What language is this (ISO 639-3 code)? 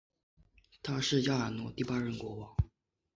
zho